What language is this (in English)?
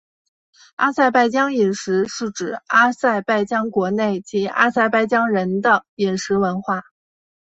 Chinese